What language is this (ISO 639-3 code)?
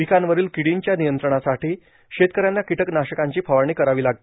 mar